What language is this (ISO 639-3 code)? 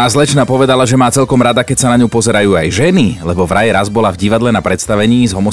slk